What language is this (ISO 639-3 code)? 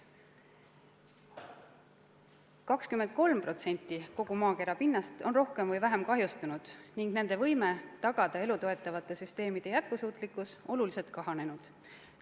est